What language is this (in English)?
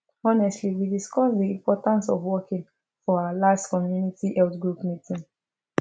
Nigerian Pidgin